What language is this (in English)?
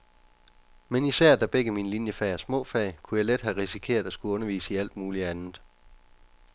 Danish